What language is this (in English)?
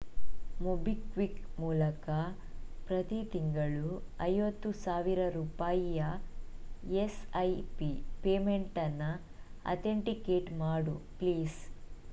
Kannada